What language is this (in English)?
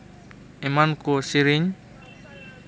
Santali